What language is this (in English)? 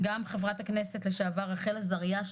Hebrew